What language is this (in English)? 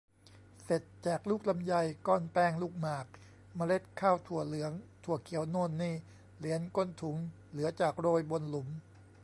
Thai